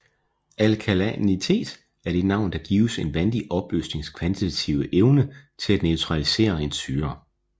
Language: Danish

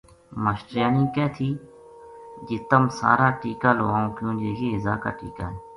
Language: Gujari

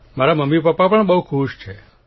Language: Gujarati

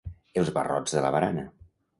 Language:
Catalan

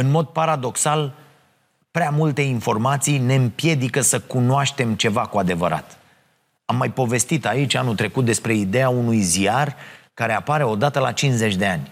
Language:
Romanian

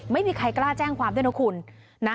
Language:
Thai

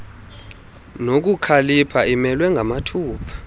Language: Xhosa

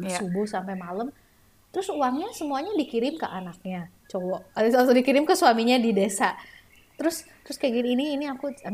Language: Indonesian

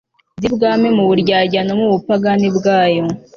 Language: Kinyarwanda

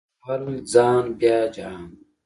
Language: Pashto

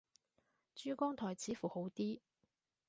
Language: Cantonese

